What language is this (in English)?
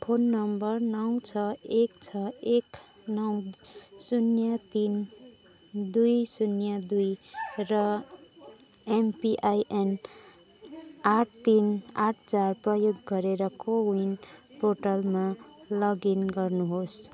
Nepali